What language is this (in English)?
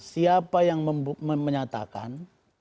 Indonesian